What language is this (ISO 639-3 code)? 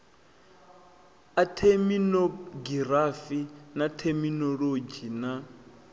ven